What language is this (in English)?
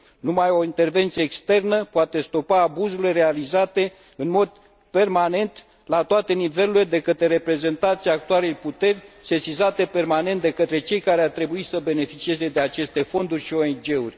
Romanian